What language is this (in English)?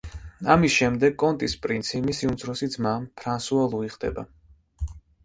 Georgian